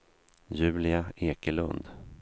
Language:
Swedish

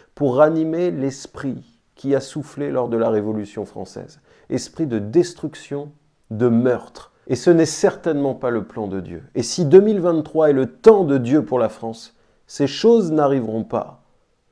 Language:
French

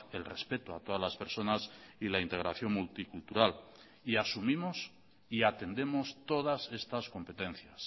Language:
Spanish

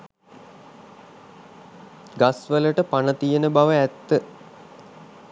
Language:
Sinhala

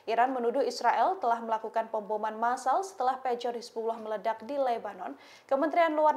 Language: Indonesian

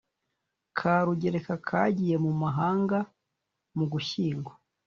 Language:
Kinyarwanda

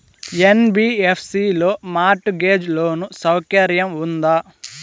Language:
Telugu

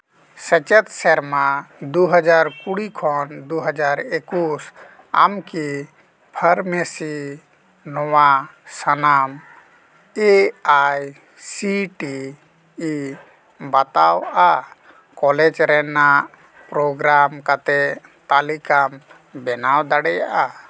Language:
Santali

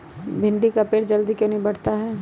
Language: Magahi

